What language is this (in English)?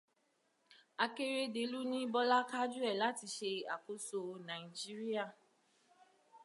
Yoruba